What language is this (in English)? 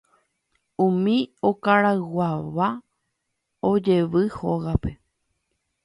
Guarani